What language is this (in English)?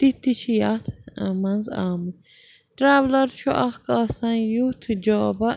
Kashmiri